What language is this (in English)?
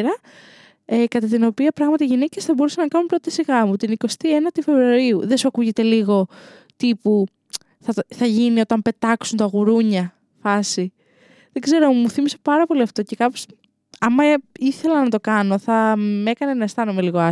Greek